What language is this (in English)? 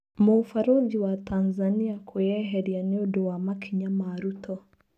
Kikuyu